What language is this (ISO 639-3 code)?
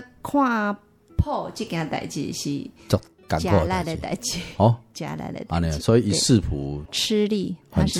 zho